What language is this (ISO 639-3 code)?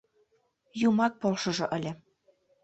chm